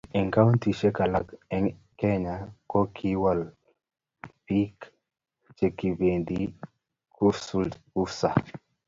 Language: Kalenjin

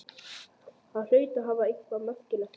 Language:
Icelandic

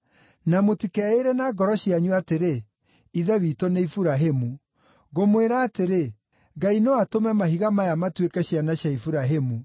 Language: Kikuyu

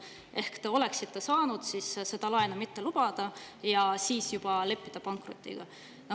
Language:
Estonian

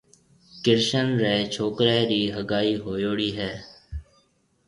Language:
Marwari (Pakistan)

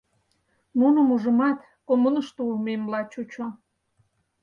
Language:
Mari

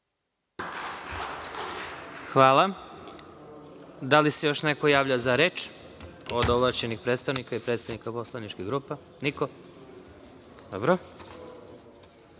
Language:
Serbian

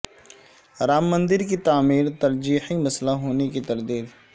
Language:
Urdu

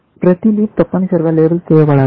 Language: Telugu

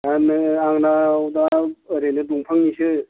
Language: Bodo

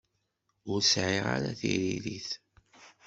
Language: Kabyle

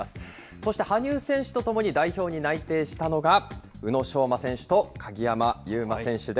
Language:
Japanese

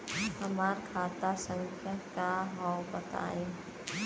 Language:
Bhojpuri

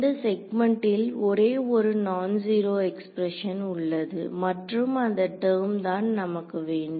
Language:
Tamil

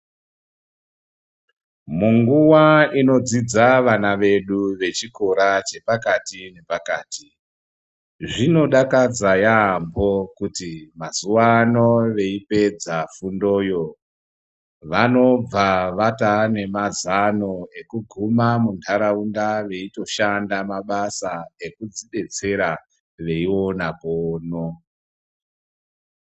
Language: Ndau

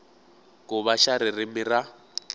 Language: Tsonga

